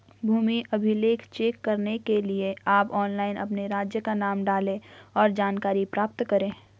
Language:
Hindi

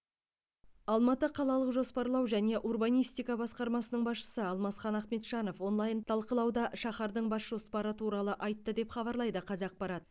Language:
Kazakh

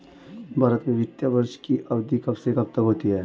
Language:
Hindi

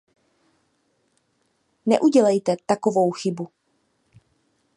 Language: Czech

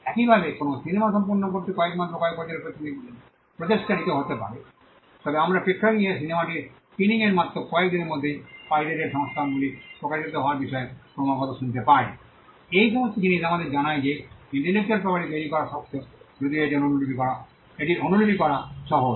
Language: Bangla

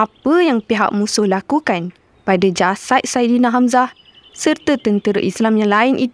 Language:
Malay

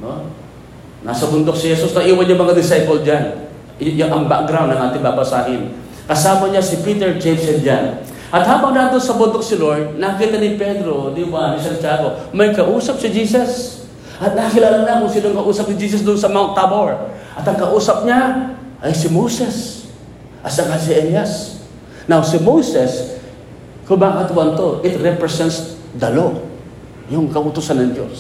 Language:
Filipino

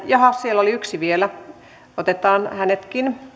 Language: Finnish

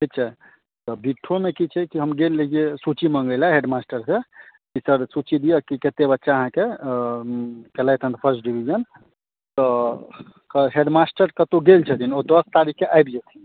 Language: Maithili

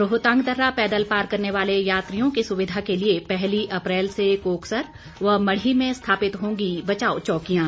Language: Hindi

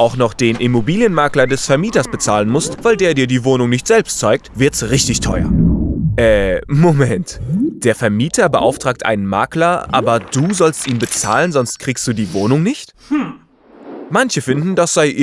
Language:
German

